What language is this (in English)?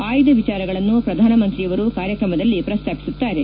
Kannada